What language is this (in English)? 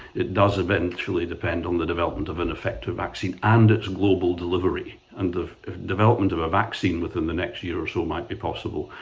English